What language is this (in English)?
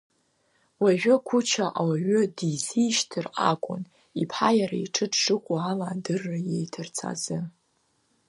Abkhazian